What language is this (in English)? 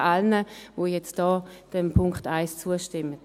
Swiss German